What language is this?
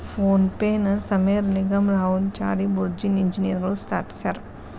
Kannada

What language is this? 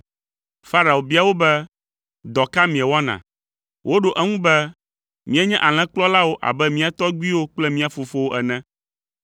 Ewe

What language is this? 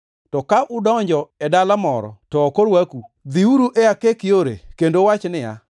Luo (Kenya and Tanzania)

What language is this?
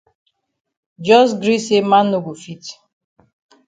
Cameroon Pidgin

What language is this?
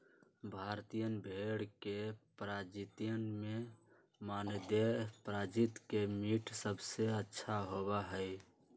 Magahi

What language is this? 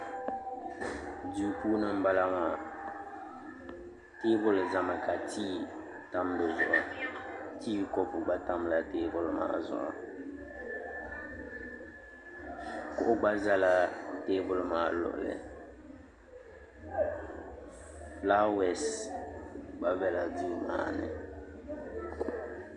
Dagbani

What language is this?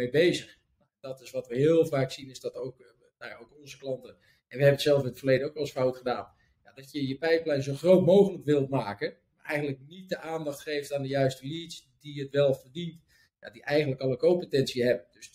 Dutch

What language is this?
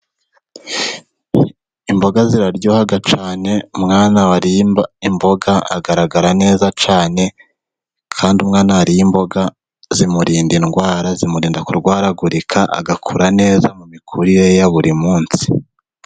Kinyarwanda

